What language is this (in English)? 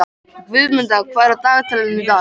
Icelandic